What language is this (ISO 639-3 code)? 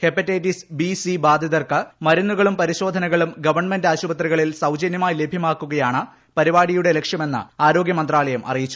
mal